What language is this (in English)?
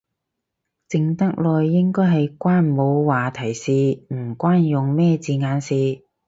Cantonese